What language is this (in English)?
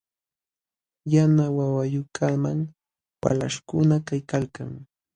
Jauja Wanca Quechua